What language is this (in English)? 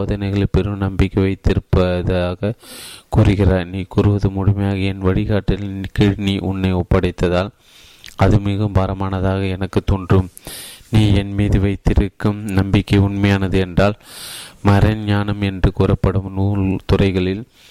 Tamil